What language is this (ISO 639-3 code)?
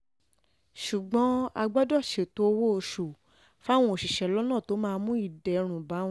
yor